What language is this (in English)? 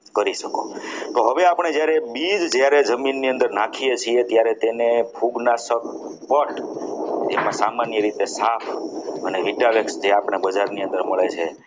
Gujarati